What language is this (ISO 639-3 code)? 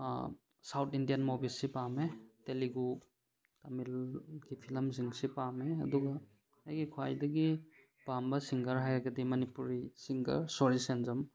mni